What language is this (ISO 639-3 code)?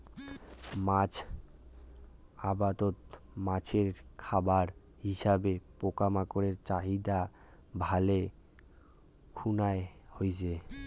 ben